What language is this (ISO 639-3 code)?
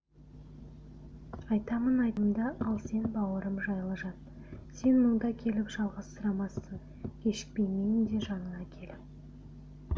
kaz